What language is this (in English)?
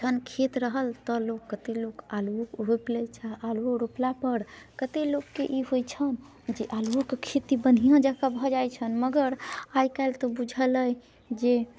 Maithili